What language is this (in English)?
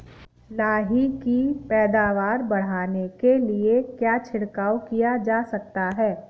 Hindi